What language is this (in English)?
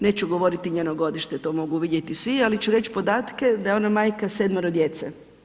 Croatian